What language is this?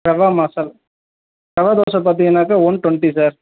Tamil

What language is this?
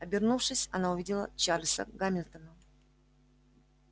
Russian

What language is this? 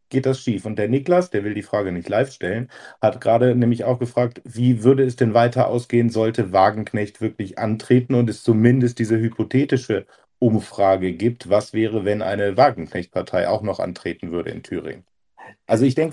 German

